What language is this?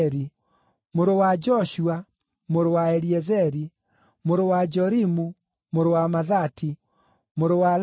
Kikuyu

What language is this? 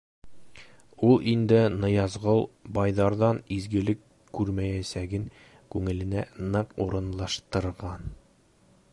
Bashkir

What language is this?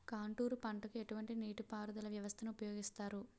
Telugu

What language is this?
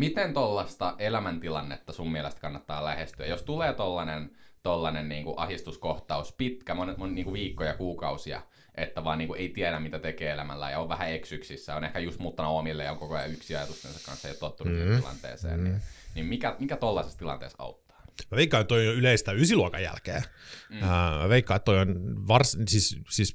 Finnish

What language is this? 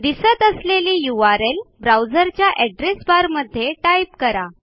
Marathi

